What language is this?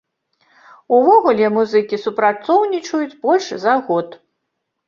Belarusian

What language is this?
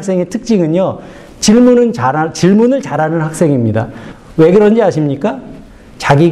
Korean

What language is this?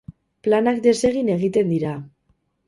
Basque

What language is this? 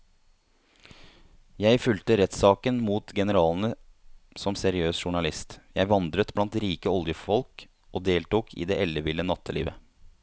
Norwegian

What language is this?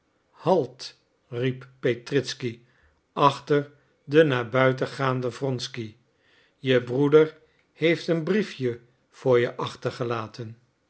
Dutch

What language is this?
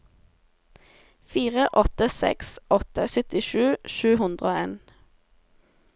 Norwegian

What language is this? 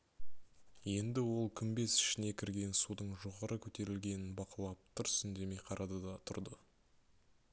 Kazakh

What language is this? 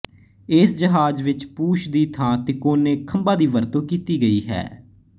Punjabi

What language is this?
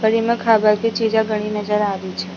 Rajasthani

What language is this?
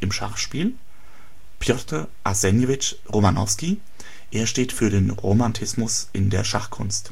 German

